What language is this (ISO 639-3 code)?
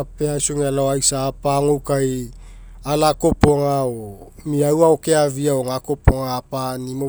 mek